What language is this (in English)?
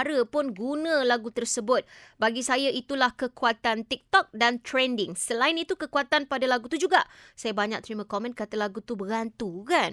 Malay